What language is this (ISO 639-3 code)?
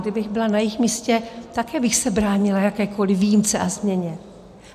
ces